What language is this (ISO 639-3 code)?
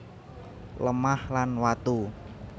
jav